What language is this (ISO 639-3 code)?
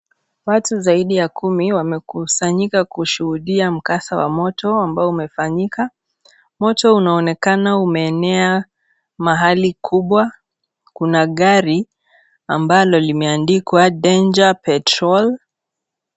swa